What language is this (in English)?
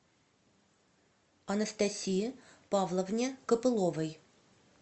Russian